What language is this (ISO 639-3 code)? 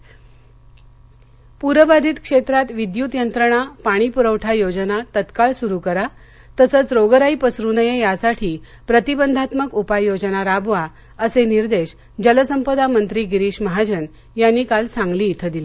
mar